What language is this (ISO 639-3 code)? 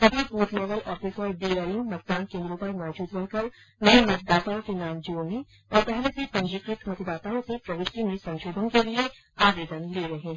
hin